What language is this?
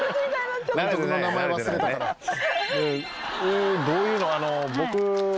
Japanese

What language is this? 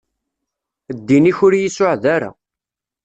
Kabyle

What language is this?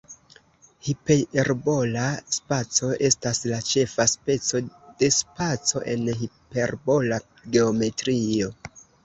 Esperanto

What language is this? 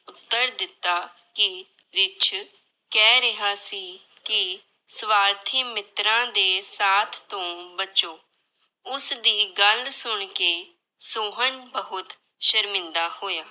Punjabi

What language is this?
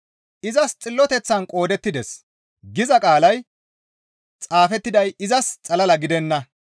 Gamo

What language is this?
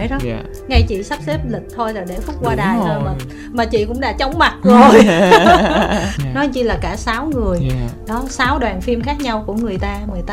Vietnamese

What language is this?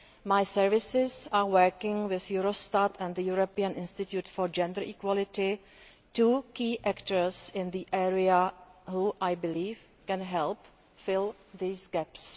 English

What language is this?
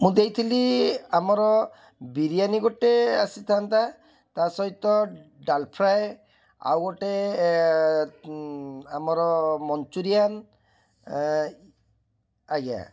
Odia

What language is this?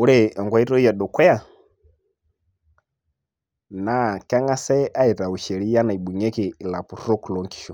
Masai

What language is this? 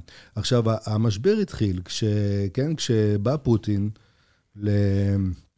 Hebrew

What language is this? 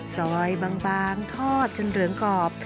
Thai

